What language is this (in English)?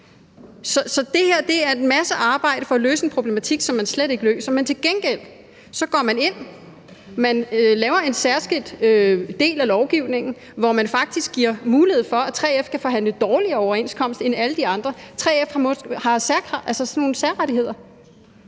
Danish